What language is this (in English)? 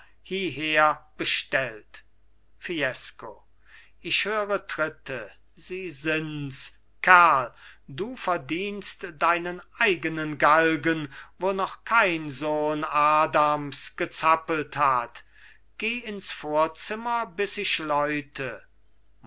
German